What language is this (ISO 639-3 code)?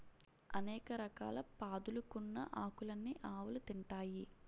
tel